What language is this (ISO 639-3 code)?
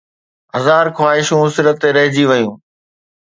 snd